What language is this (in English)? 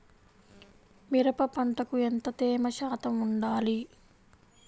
Telugu